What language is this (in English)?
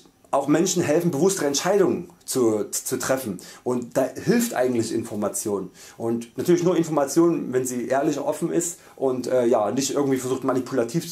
German